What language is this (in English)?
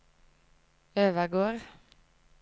Norwegian